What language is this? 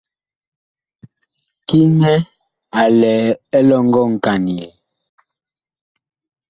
Bakoko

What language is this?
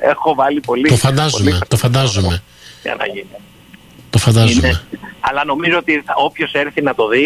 Greek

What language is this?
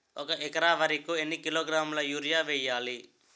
Telugu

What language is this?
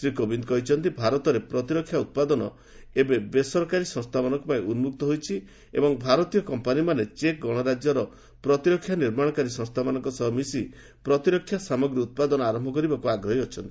Odia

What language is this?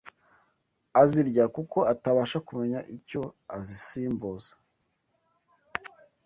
Kinyarwanda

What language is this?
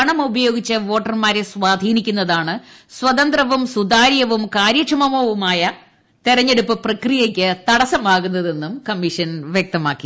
Malayalam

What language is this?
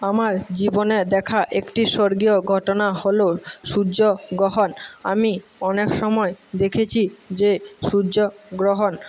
Bangla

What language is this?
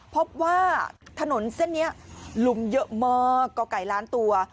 Thai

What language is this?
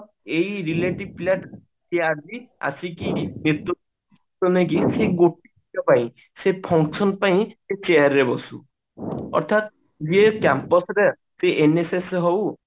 Odia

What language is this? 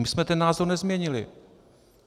Czech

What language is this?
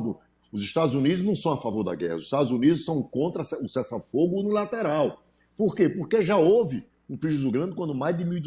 Portuguese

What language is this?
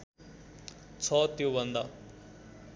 Nepali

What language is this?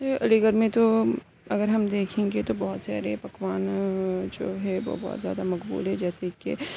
Urdu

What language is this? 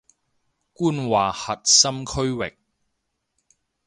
Cantonese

